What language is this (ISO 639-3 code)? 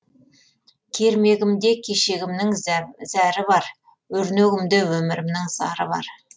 kaz